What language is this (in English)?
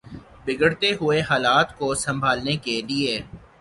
Urdu